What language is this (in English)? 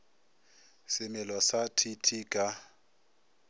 Northern Sotho